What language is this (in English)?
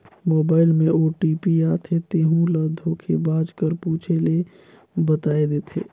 Chhattisgarhi